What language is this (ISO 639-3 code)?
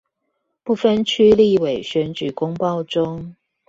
zho